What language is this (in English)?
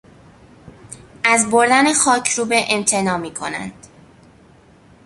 Persian